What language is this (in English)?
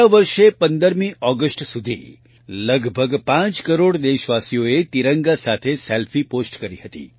Gujarati